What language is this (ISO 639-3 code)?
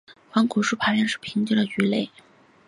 zho